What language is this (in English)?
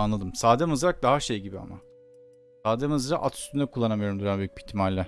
Turkish